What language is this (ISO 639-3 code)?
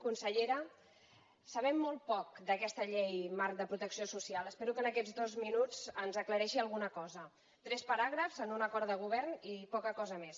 cat